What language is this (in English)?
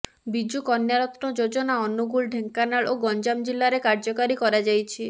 Odia